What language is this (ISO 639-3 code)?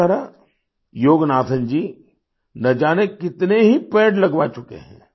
hin